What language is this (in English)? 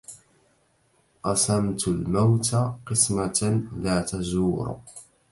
Arabic